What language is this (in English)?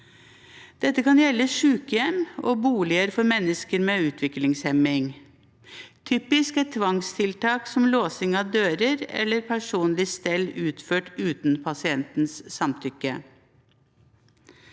Norwegian